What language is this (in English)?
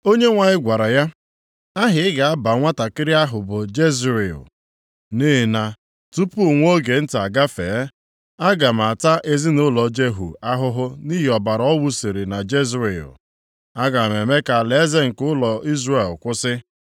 Igbo